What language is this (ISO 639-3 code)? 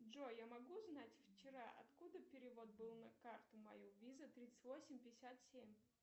rus